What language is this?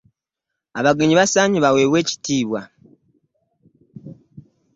Ganda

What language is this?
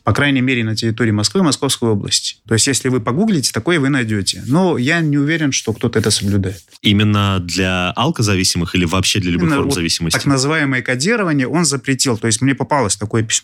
Russian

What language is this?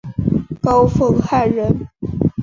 Chinese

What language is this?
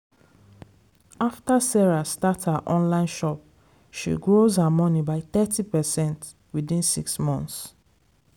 Nigerian Pidgin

